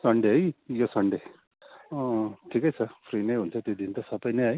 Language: Nepali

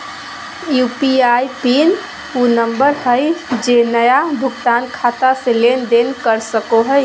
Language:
Magahi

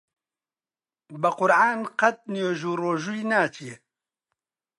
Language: Central Kurdish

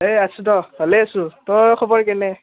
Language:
Assamese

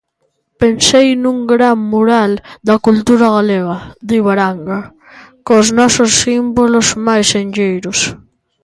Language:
Galician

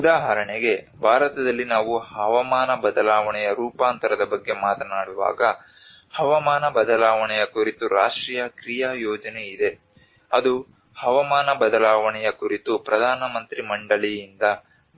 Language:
Kannada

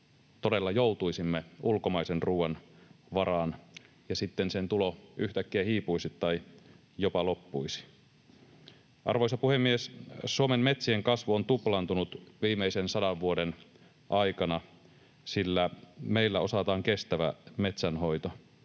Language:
Finnish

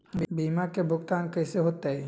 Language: Magahi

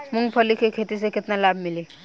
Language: Bhojpuri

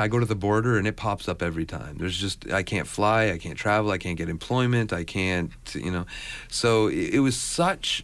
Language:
English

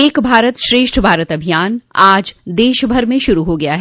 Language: Hindi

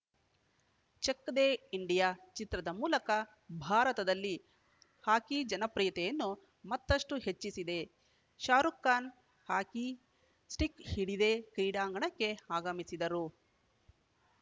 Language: Kannada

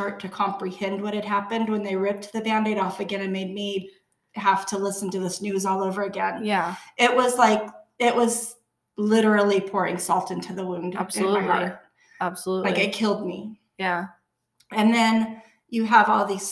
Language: English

